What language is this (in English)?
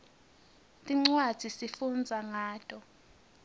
Swati